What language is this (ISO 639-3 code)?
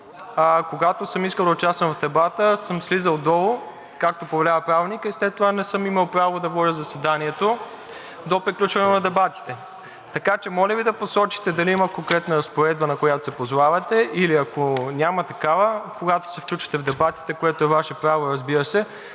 bul